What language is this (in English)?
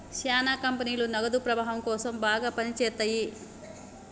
Telugu